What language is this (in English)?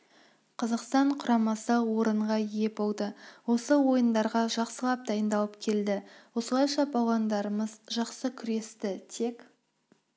Kazakh